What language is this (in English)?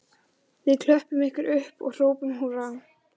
Icelandic